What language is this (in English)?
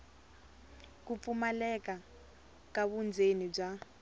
Tsonga